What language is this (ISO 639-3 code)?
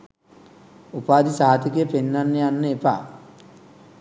sin